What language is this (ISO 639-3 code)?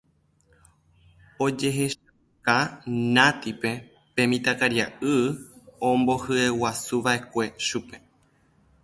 grn